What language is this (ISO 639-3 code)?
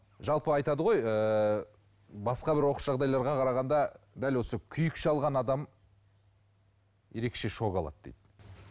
kaz